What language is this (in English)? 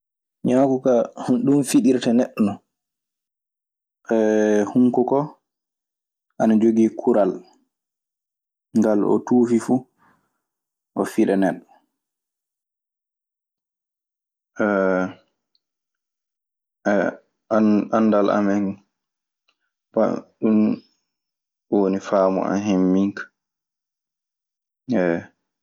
Maasina Fulfulde